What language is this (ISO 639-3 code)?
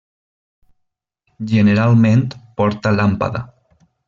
cat